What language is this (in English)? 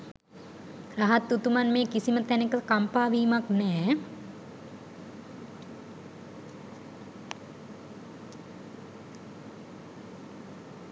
Sinhala